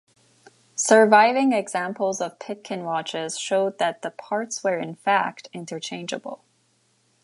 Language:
English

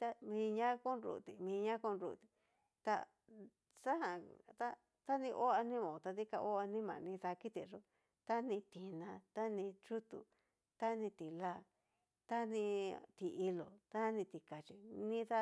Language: Cacaloxtepec Mixtec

